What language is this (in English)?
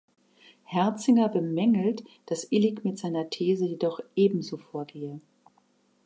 German